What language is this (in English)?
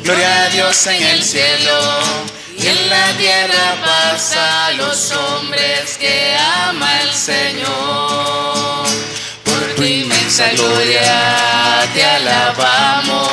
Spanish